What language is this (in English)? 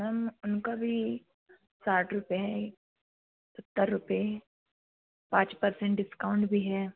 Hindi